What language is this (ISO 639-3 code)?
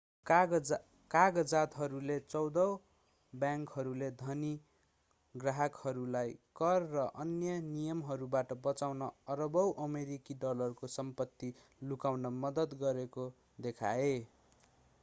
nep